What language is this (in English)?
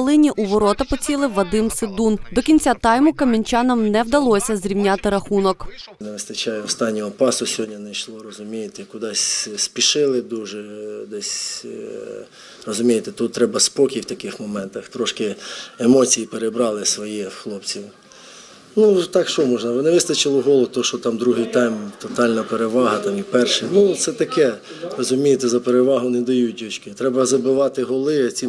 Ukrainian